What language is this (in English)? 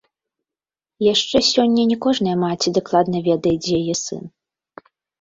Belarusian